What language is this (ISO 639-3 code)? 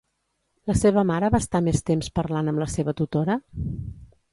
cat